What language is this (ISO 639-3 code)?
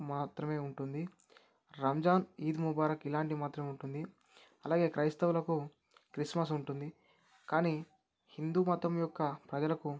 tel